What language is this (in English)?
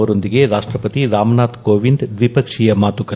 Kannada